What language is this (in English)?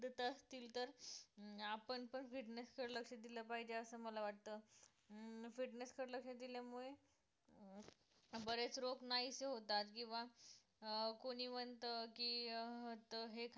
Marathi